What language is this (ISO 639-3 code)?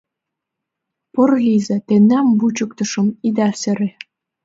chm